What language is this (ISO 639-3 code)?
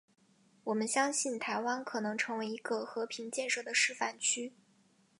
zho